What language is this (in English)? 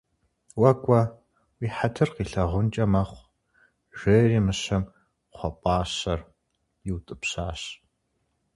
Kabardian